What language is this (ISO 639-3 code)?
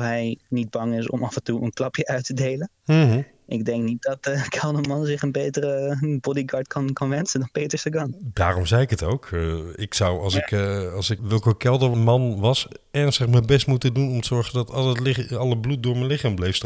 nld